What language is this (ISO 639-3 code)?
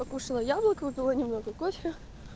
rus